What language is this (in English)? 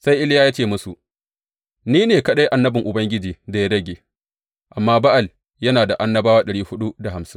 Hausa